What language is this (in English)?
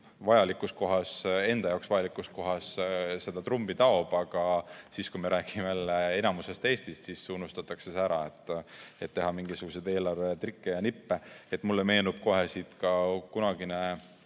Estonian